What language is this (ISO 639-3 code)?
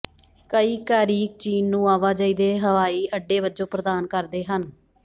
pan